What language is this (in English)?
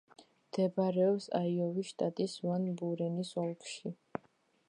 Georgian